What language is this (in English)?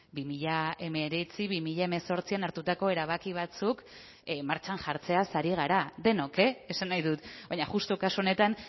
Basque